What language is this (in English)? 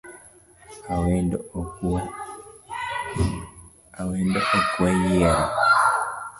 Luo (Kenya and Tanzania)